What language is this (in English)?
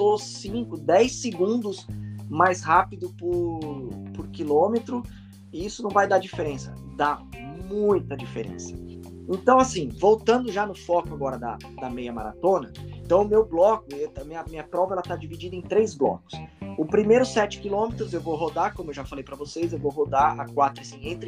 Portuguese